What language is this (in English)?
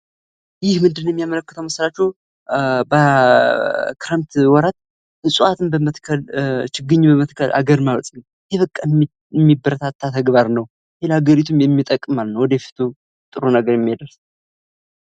Amharic